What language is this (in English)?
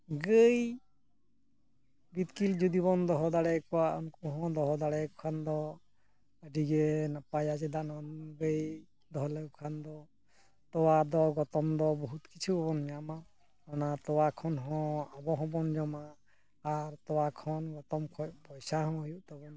Santali